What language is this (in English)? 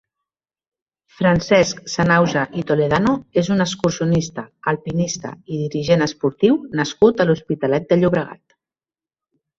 Catalan